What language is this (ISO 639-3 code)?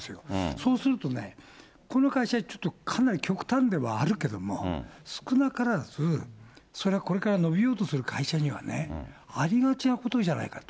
jpn